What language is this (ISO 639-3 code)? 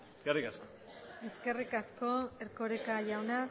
eus